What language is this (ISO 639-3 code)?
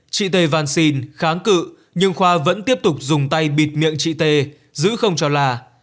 vie